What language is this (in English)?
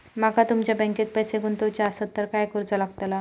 Marathi